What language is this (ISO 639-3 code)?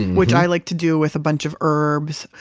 eng